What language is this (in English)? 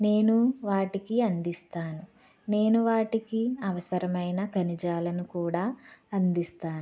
Telugu